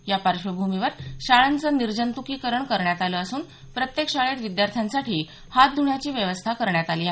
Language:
Marathi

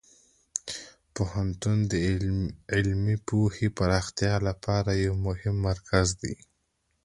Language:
Pashto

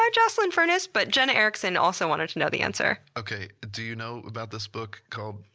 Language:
English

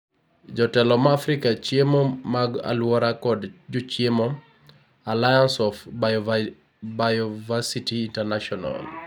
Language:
Luo (Kenya and Tanzania)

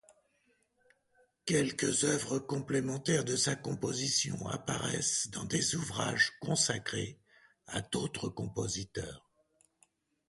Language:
French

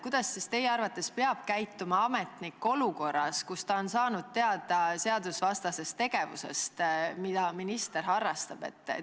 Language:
Estonian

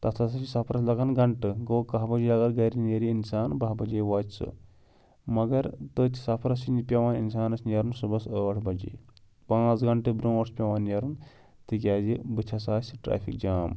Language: Kashmiri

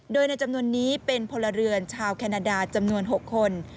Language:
Thai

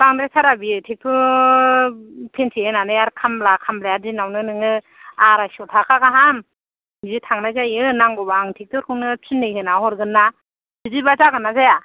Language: Bodo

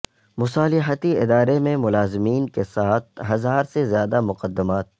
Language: Urdu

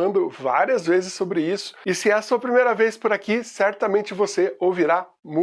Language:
Portuguese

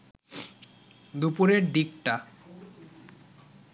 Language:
Bangla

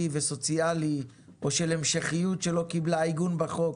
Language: Hebrew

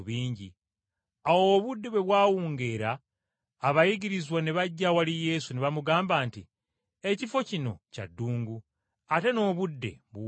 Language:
Ganda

